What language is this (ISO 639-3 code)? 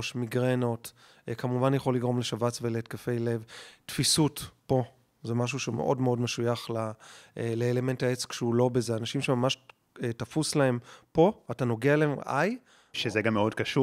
heb